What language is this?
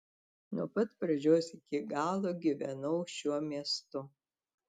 Lithuanian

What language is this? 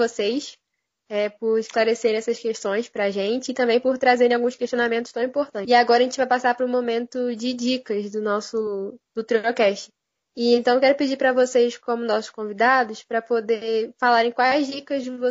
Portuguese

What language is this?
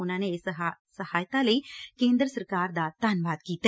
Punjabi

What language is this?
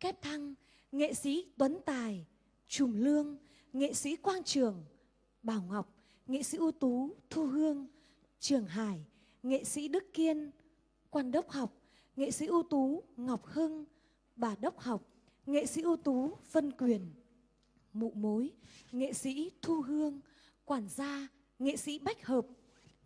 Vietnamese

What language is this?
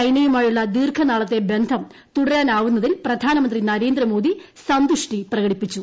Malayalam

